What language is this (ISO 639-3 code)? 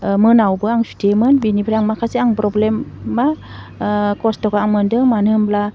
brx